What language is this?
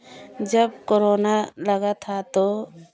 Hindi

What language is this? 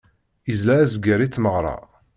Kabyle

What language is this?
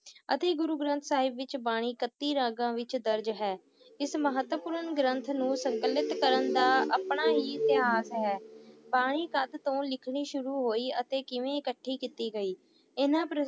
Punjabi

